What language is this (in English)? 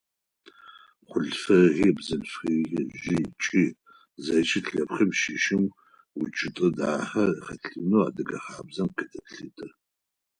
Adyghe